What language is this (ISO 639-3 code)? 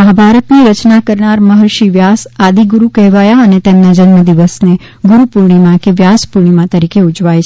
guj